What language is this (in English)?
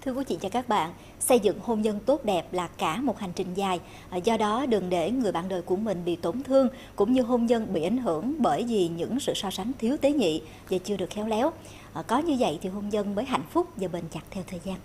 Vietnamese